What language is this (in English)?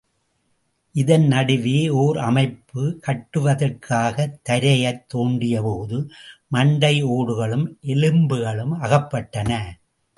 Tamil